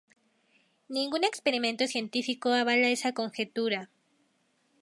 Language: Spanish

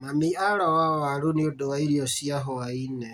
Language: Kikuyu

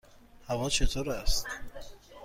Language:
Persian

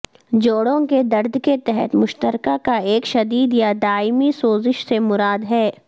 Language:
Urdu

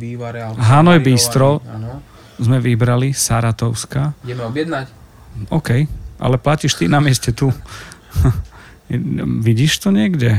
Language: Slovak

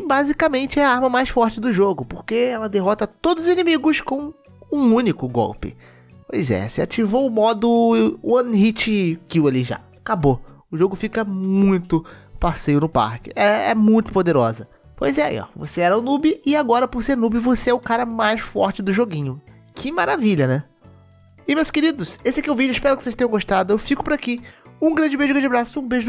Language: Portuguese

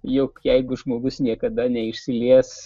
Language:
Lithuanian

